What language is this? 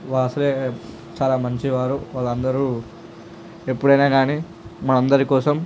Telugu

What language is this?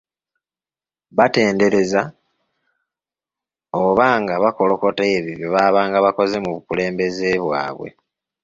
Ganda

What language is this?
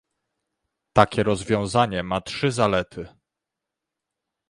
Polish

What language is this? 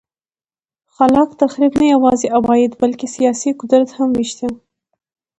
Pashto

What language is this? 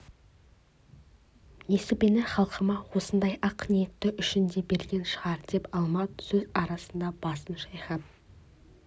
Kazakh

